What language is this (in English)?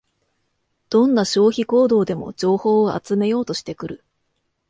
Japanese